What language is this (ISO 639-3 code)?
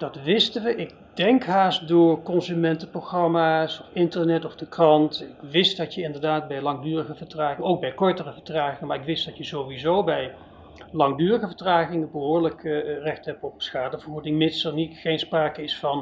nld